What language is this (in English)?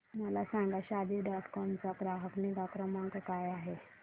Marathi